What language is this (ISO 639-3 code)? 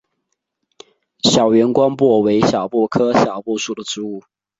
zho